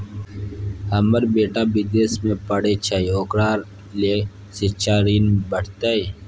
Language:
Maithili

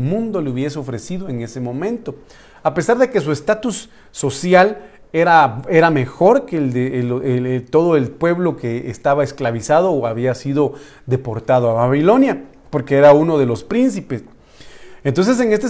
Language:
Spanish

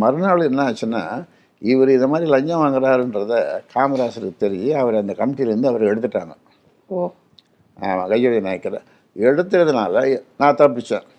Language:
Tamil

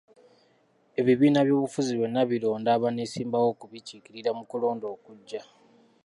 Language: Ganda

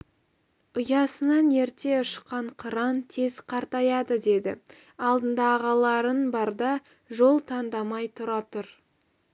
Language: Kazakh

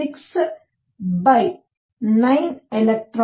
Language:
Kannada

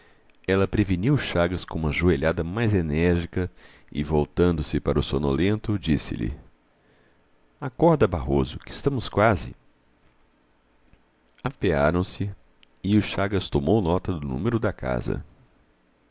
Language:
Portuguese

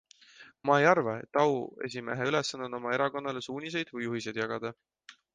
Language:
Estonian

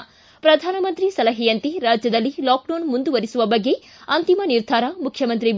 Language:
Kannada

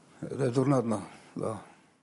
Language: Welsh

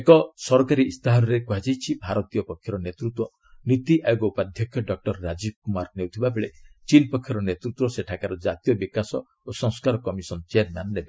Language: Odia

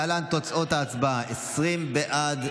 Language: Hebrew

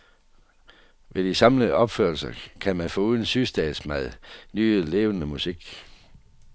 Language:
Danish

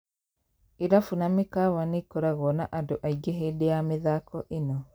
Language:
Kikuyu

